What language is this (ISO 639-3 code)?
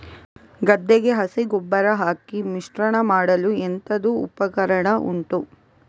kan